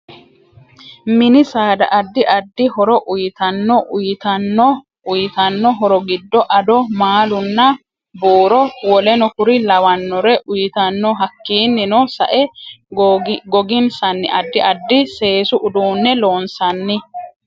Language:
Sidamo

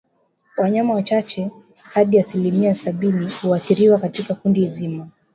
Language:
Swahili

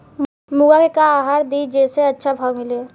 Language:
Bhojpuri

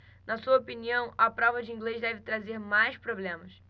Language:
Portuguese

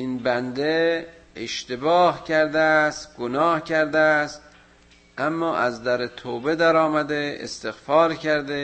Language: Persian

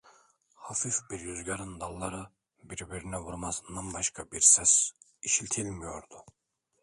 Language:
Turkish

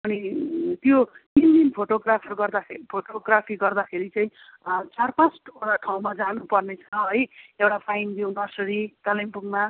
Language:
Nepali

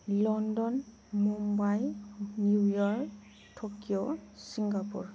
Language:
Bodo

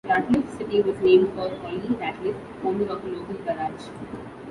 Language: English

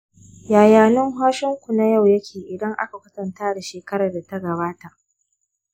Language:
Hausa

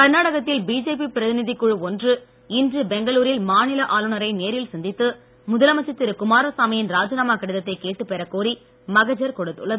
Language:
Tamil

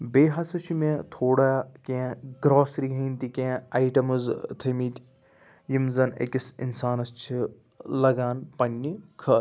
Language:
Kashmiri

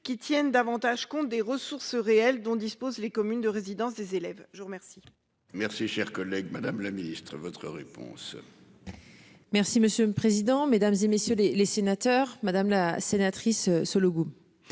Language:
French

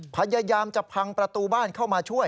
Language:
Thai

